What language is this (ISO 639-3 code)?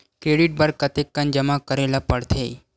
hne